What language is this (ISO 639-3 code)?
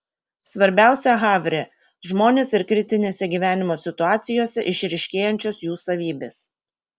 lit